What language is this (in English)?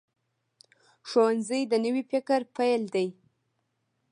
Pashto